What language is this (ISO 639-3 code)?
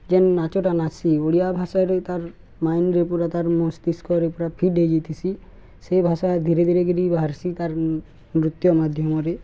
ori